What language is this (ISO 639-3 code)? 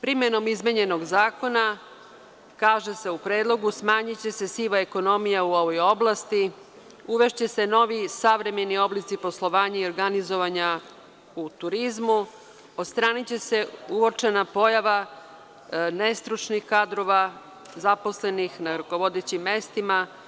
srp